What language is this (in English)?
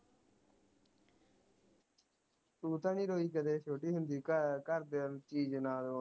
Punjabi